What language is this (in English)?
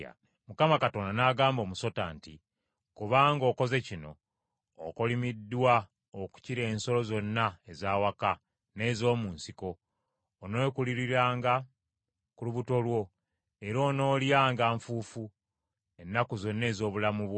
Ganda